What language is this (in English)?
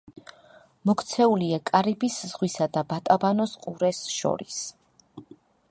Georgian